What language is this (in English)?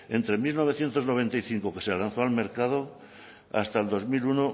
Spanish